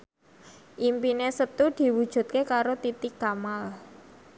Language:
Javanese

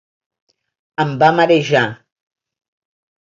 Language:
Catalan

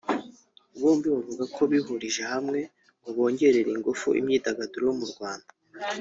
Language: Kinyarwanda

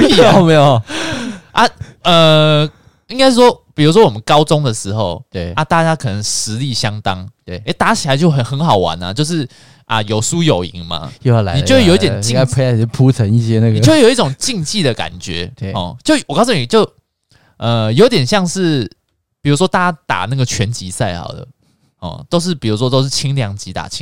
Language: Chinese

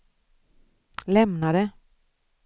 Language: Swedish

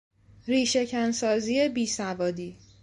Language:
Persian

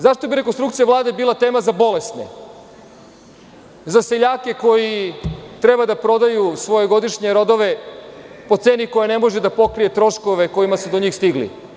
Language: Serbian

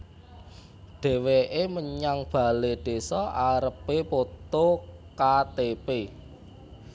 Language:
Javanese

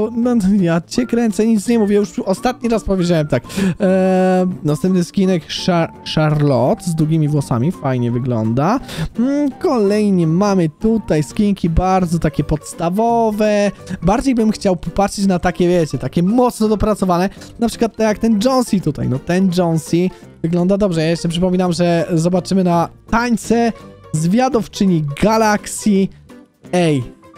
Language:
Polish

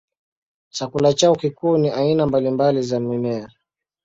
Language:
Swahili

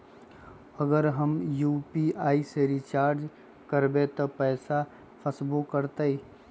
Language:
Magahi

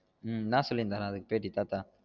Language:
Tamil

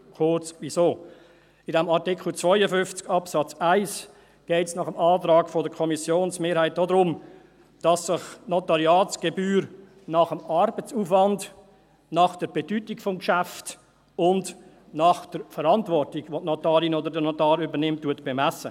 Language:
Swiss German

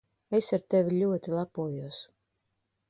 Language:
Latvian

